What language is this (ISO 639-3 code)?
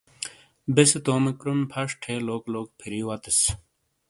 scl